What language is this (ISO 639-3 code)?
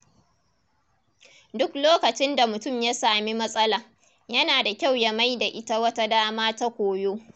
hau